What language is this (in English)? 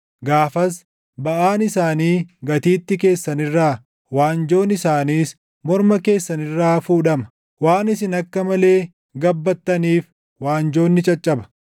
Oromo